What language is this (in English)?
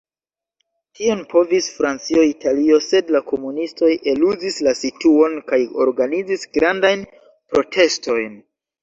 Esperanto